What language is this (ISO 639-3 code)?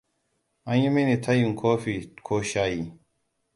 hau